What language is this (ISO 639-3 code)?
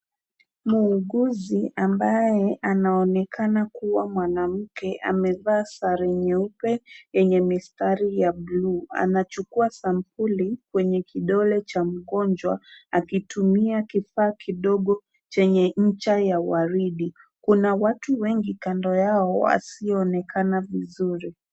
swa